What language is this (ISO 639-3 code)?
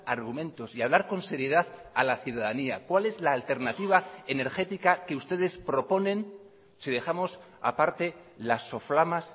spa